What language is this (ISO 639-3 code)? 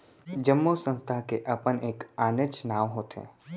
hne